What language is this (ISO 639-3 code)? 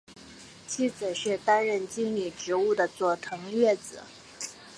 zho